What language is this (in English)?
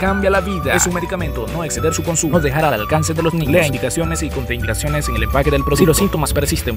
Spanish